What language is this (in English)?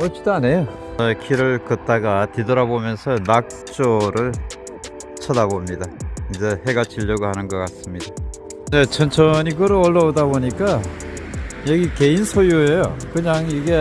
Korean